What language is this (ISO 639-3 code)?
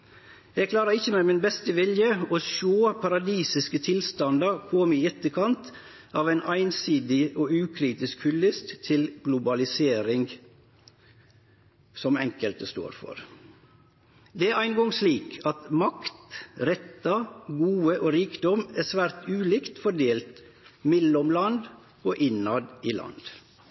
nno